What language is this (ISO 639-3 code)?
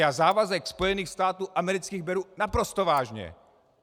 ces